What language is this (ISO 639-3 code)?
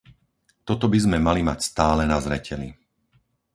slk